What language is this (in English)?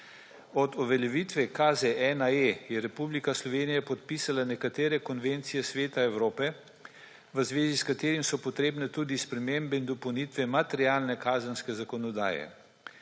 Slovenian